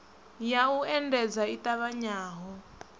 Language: Venda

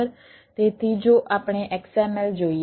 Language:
Gujarati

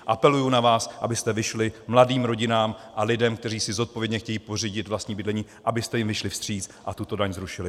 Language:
Czech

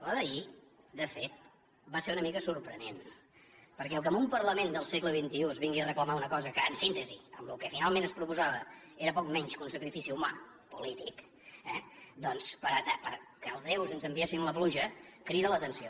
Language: Catalan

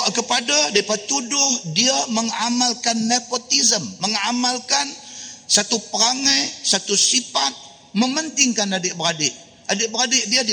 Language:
Malay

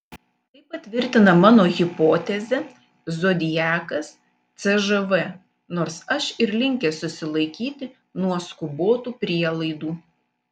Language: Lithuanian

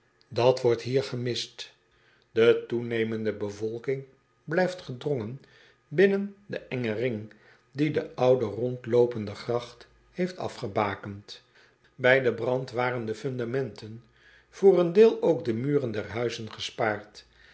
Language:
Dutch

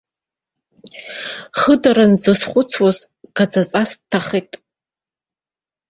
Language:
Abkhazian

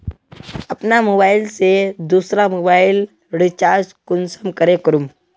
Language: Magahi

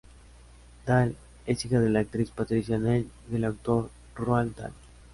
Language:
Spanish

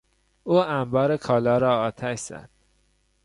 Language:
Persian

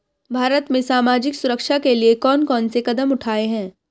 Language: Hindi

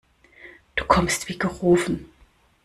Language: German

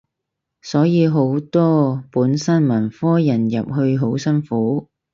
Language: Cantonese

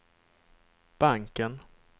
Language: Swedish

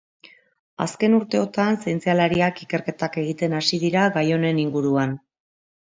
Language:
Basque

